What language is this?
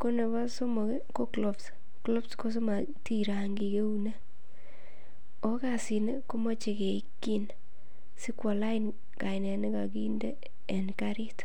Kalenjin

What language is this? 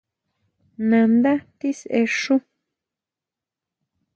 Huautla Mazatec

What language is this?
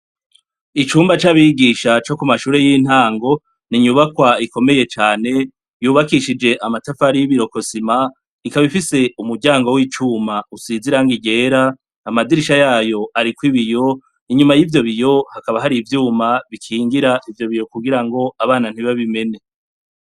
Rundi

